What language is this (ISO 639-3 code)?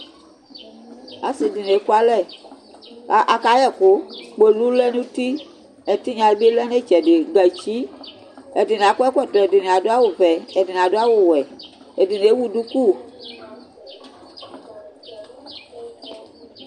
kpo